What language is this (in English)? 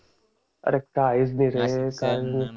Marathi